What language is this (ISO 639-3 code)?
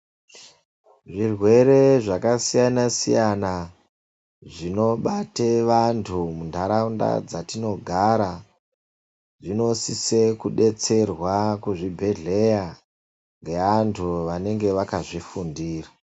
ndc